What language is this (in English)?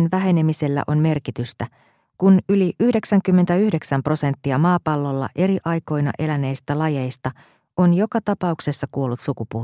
Finnish